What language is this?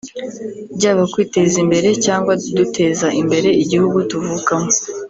Kinyarwanda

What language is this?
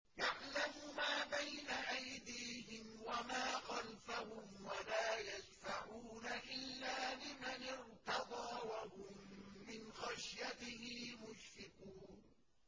Arabic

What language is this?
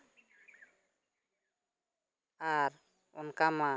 Santali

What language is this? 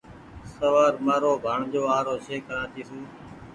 Goaria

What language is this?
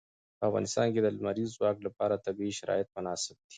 Pashto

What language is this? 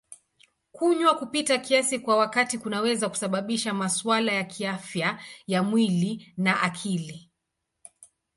Swahili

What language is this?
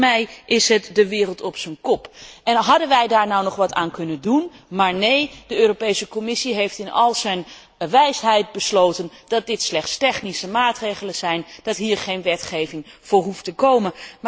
Dutch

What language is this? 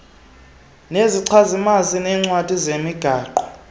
Xhosa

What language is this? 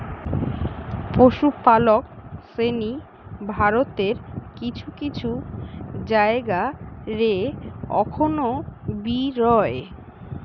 Bangla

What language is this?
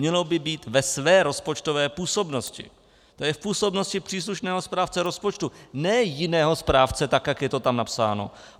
Czech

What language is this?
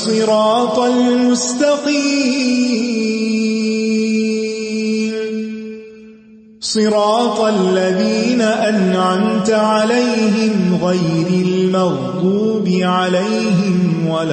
Urdu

